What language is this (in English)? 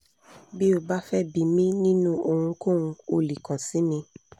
Yoruba